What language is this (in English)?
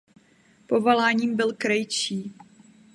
Czech